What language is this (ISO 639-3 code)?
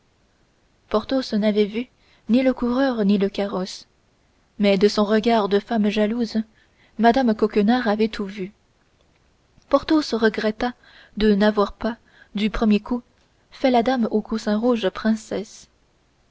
fra